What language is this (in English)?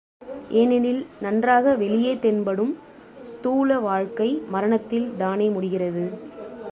Tamil